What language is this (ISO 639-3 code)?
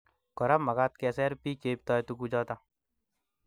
kln